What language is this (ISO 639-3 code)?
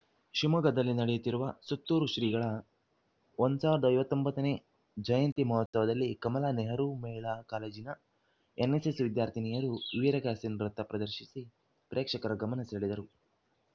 kan